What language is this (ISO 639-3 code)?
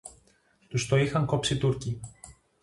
ell